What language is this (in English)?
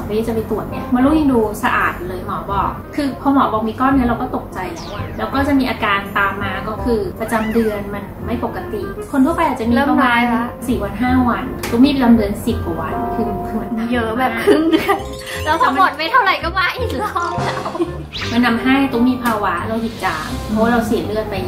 Thai